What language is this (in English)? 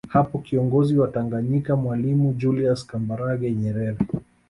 Swahili